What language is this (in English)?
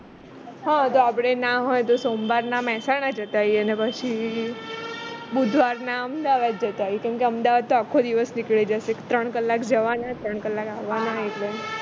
Gujarati